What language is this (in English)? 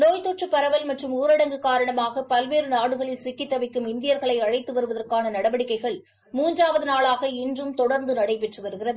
Tamil